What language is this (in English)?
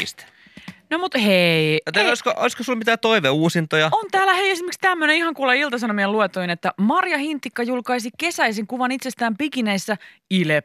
Finnish